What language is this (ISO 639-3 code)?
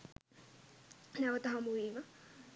sin